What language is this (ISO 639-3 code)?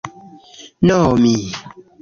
epo